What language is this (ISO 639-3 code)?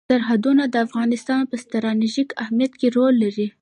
pus